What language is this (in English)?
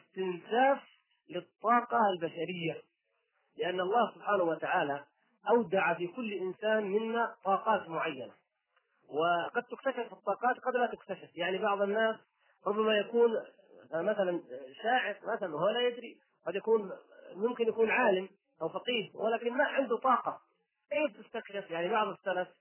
Arabic